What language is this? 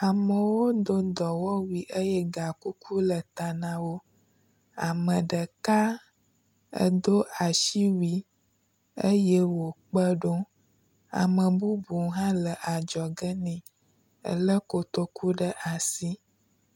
Ewe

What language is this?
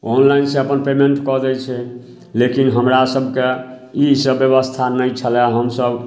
Maithili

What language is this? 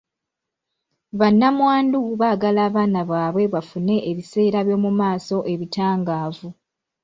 Ganda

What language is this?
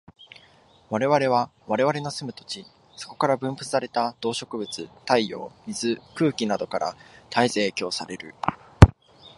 Japanese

